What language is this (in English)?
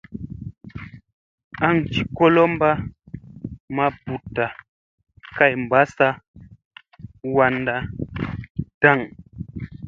Musey